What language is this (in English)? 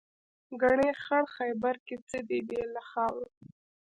Pashto